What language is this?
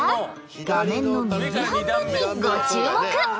Japanese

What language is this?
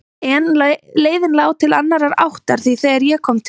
Icelandic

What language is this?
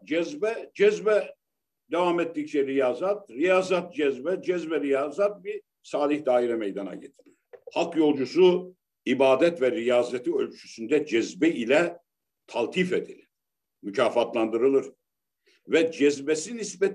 Turkish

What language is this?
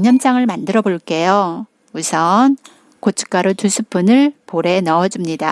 Korean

